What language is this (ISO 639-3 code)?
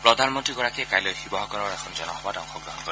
asm